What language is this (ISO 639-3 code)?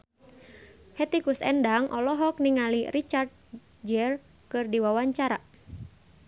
sun